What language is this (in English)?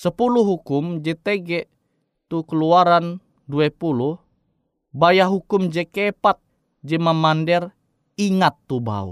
Indonesian